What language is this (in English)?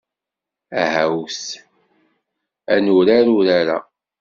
Kabyle